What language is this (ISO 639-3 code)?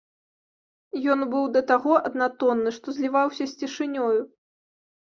bel